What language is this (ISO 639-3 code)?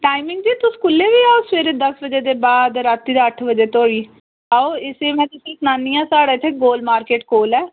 doi